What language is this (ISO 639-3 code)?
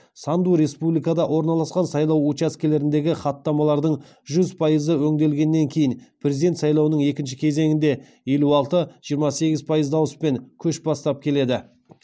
kaz